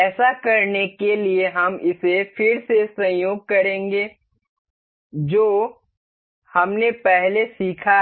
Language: Hindi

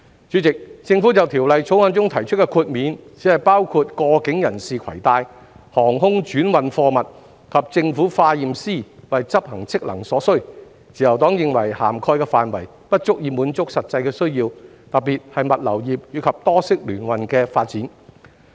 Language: Cantonese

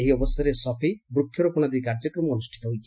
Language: Odia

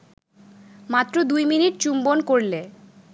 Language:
Bangla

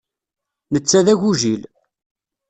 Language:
Kabyle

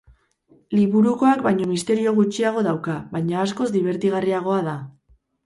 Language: Basque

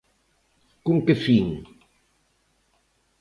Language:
Galician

